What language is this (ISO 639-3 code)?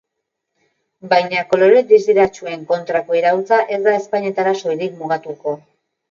eus